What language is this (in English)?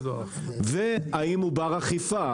Hebrew